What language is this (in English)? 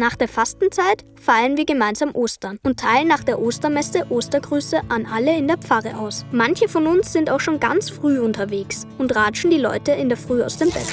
German